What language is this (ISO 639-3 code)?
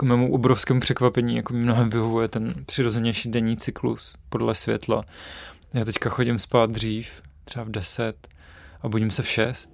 ces